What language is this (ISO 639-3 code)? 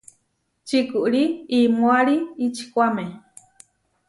var